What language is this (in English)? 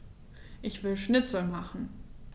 German